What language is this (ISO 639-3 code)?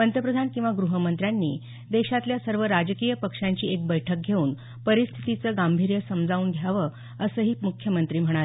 mar